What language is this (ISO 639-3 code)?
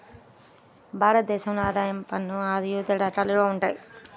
tel